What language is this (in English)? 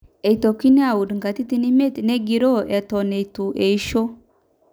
Masai